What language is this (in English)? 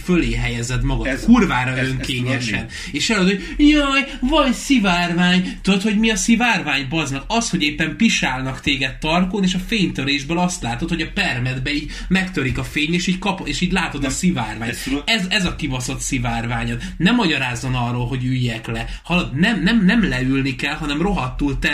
Hungarian